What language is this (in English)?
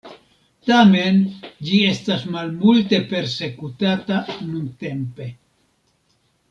Esperanto